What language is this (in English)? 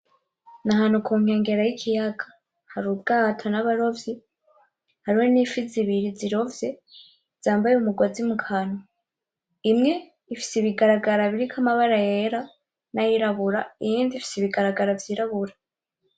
Rundi